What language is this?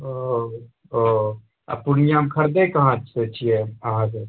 Maithili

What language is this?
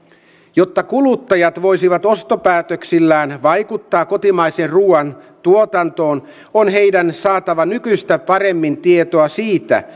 Finnish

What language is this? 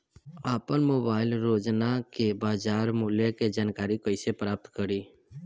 Bhojpuri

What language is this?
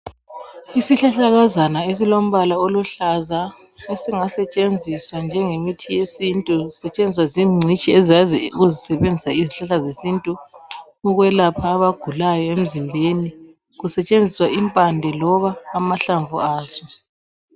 North Ndebele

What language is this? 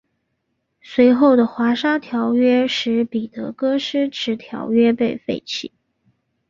Chinese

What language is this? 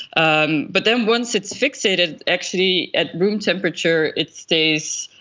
English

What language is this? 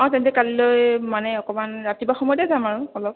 Assamese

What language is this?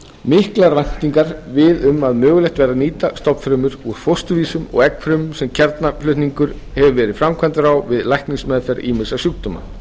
Icelandic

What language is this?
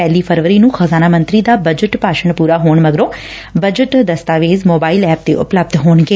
Punjabi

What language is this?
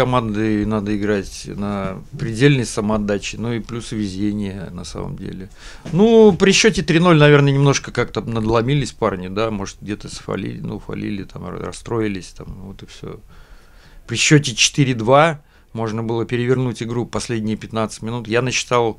Russian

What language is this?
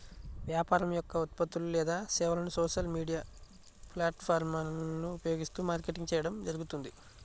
Telugu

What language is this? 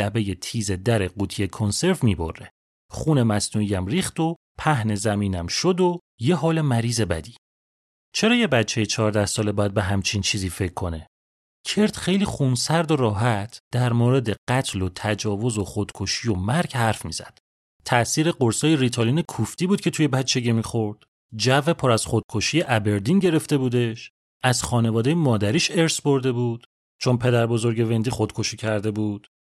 Persian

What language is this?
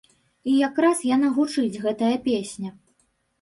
Belarusian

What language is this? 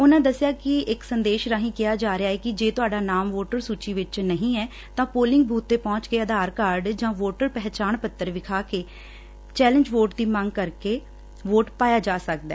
Punjabi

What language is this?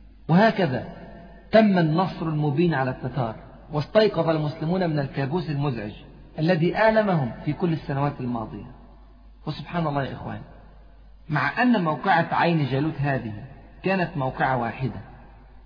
Arabic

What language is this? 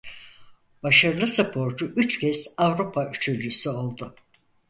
Turkish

